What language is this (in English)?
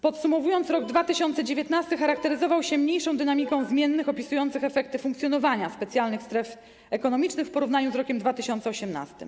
Polish